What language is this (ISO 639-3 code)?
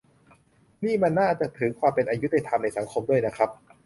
tha